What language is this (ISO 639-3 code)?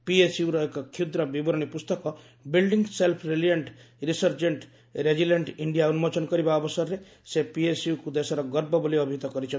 ori